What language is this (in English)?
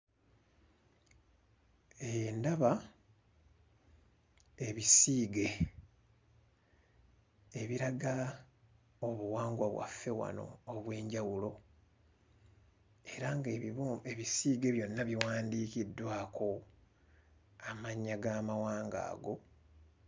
Ganda